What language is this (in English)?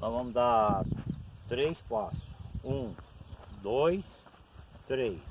Portuguese